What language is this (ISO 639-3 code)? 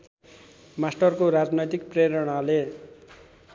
nep